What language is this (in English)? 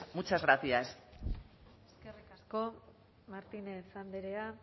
Basque